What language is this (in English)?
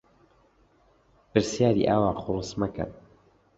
Central Kurdish